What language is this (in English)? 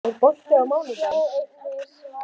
Icelandic